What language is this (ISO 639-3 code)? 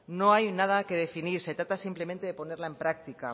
spa